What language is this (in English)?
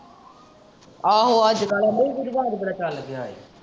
Punjabi